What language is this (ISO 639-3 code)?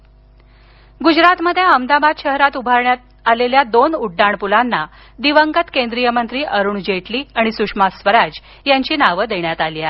mar